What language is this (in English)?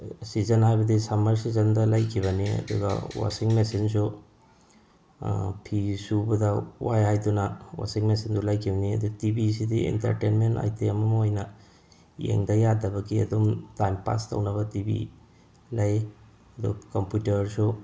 Manipuri